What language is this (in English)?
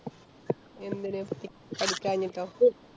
Malayalam